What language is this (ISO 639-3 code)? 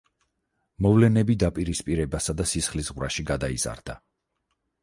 kat